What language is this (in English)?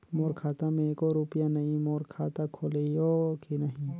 Chhattisgarhi